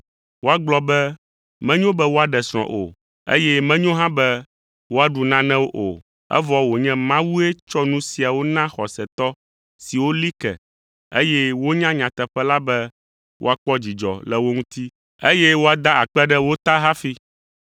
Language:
Ewe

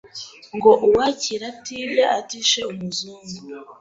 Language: Kinyarwanda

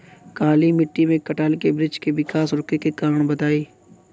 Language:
Bhojpuri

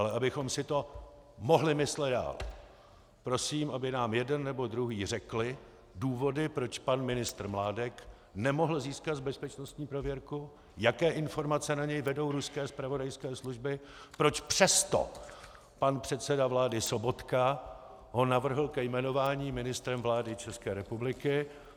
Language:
Czech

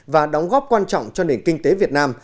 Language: Vietnamese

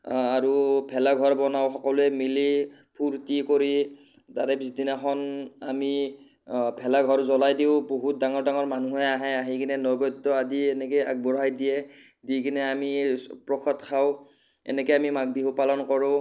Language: Assamese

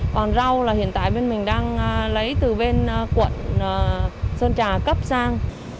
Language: Vietnamese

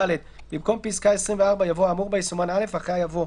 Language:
Hebrew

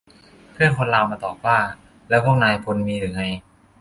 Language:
Thai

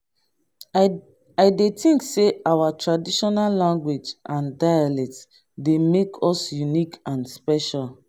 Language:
Nigerian Pidgin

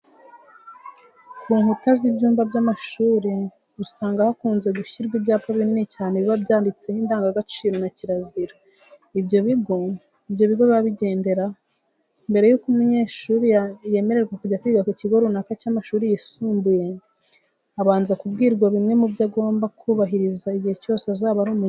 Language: Kinyarwanda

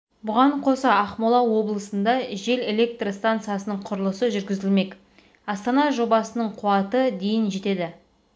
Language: Kazakh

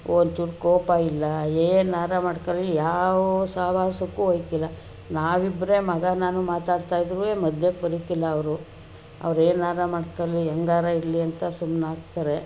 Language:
Kannada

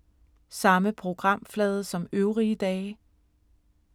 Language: Danish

